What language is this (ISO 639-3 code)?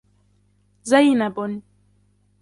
ara